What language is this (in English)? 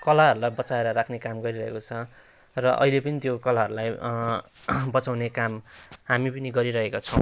Nepali